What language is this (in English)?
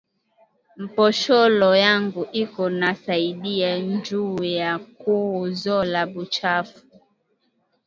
Swahili